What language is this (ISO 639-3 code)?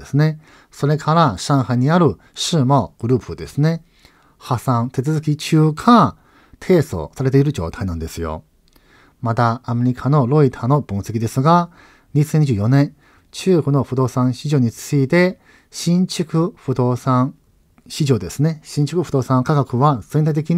jpn